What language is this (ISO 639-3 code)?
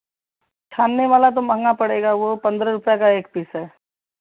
hin